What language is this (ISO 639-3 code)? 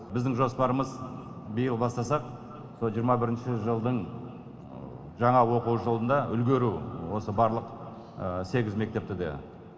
kaz